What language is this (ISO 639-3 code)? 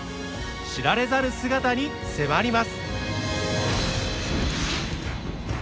jpn